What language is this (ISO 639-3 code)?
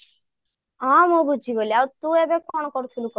ori